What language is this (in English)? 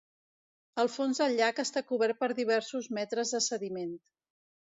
Catalan